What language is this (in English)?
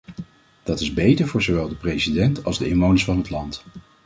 Dutch